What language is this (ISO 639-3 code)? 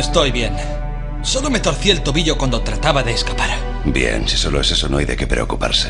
spa